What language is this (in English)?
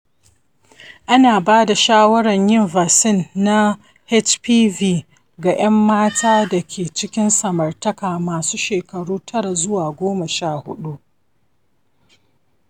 Hausa